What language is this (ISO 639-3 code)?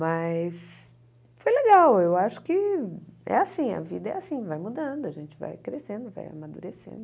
por